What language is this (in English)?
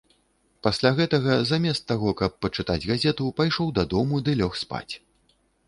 Belarusian